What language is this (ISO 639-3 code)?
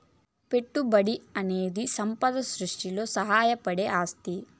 tel